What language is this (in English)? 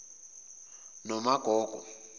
Zulu